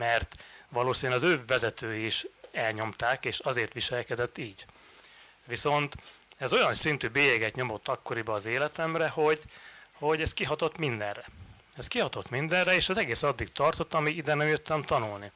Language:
Hungarian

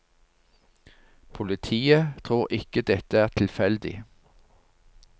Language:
Norwegian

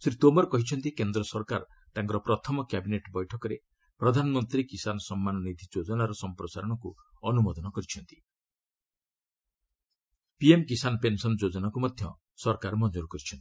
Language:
Odia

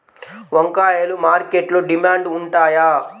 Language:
Telugu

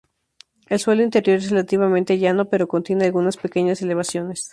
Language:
Spanish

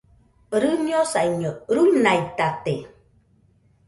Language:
Nüpode Huitoto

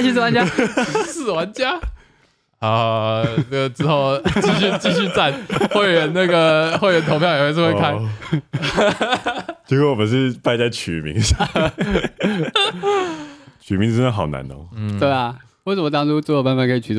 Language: Chinese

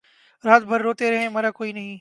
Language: Urdu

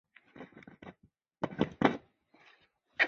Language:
Chinese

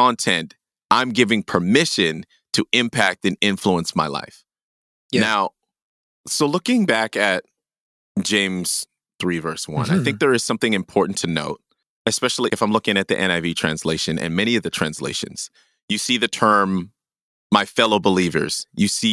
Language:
English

